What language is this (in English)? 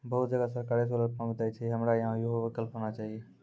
Maithili